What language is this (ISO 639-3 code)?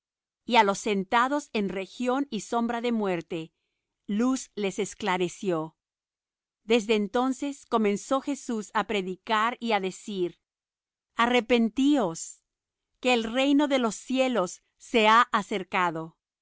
spa